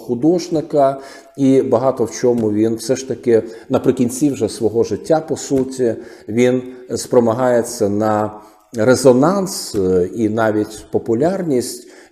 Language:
Ukrainian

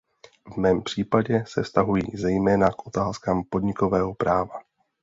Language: Czech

